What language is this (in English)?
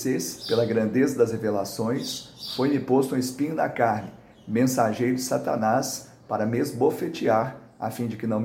Portuguese